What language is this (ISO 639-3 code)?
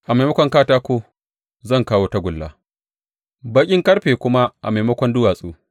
hau